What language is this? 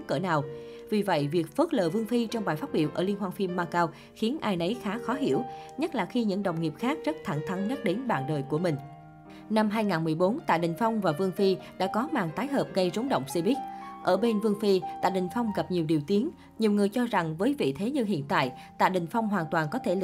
Vietnamese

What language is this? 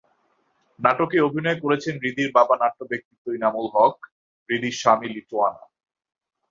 Bangla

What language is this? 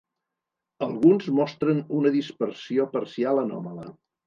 Catalan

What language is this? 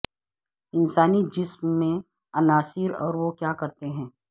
Urdu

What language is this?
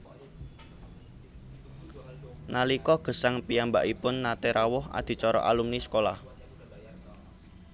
Javanese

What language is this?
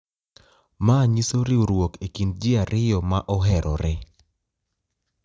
Luo (Kenya and Tanzania)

